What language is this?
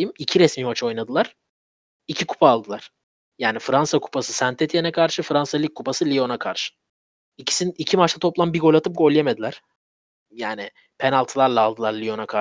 Turkish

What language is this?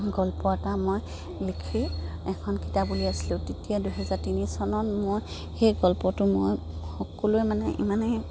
Assamese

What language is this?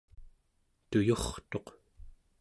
Central Yupik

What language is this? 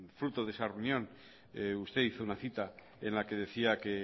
Spanish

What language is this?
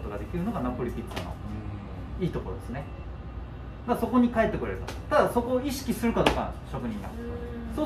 Japanese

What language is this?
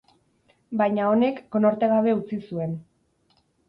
Basque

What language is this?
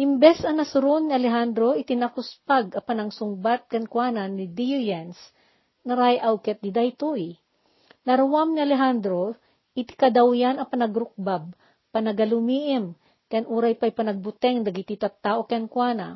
Filipino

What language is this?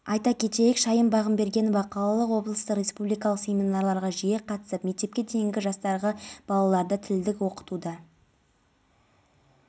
Kazakh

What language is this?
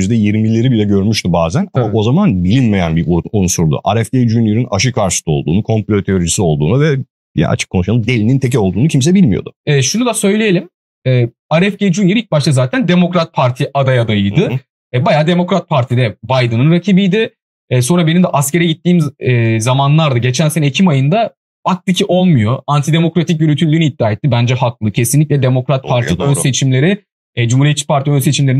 Turkish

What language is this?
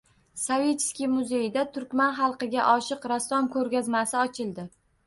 Uzbek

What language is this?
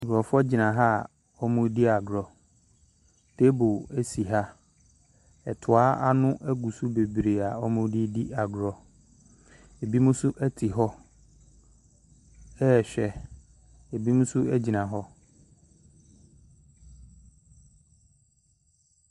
Akan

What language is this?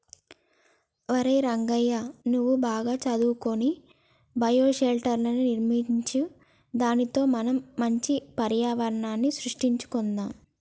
Telugu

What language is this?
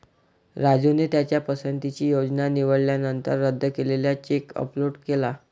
Marathi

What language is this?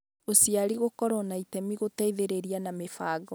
Kikuyu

